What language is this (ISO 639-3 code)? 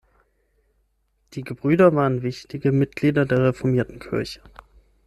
deu